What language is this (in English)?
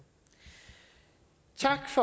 Danish